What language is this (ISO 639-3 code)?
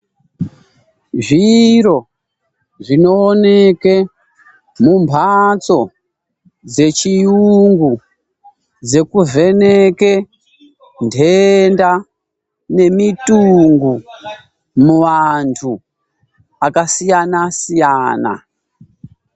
ndc